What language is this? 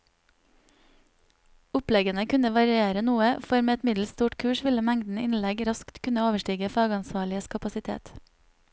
Norwegian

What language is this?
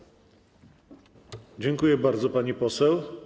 Polish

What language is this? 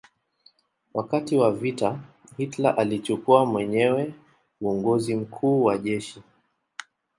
Swahili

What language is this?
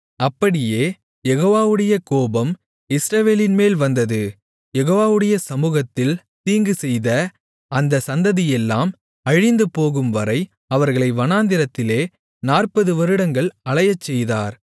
Tamil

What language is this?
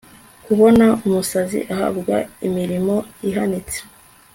Kinyarwanda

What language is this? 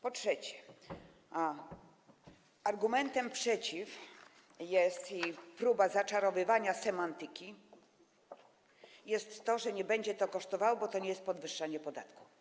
Polish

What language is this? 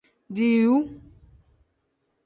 Tem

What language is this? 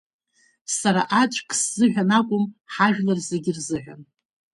Abkhazian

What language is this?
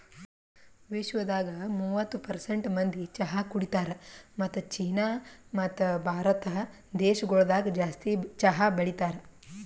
Kannada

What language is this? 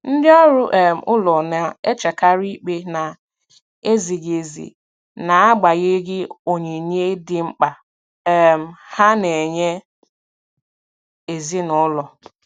Igbo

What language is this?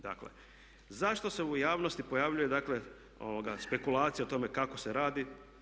Croatian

